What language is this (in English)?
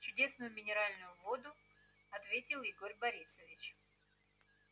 Russian